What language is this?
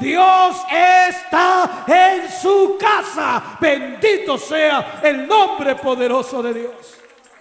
Spanish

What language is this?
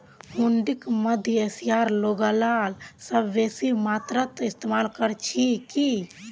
Magahi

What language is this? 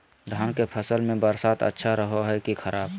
Magahi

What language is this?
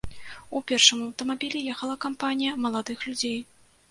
Belarusian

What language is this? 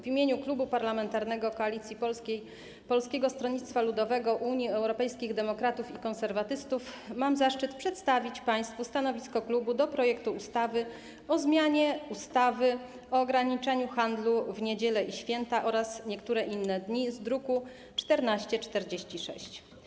Polish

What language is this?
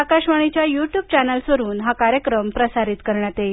Marathi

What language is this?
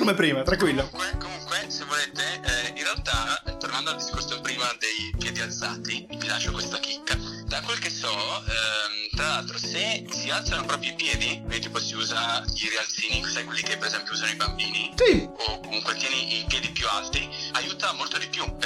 Italian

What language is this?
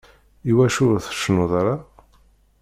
Kabyle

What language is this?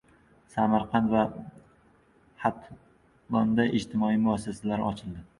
Uzbek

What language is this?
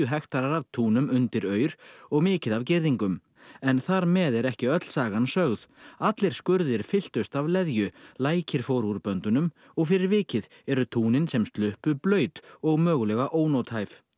Icelandic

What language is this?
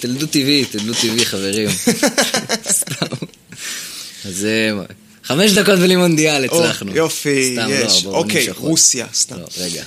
Hebrew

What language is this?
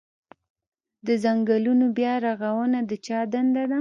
Pashto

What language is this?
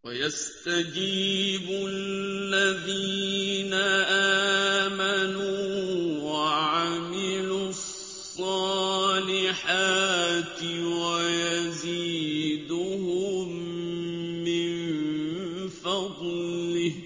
Arabic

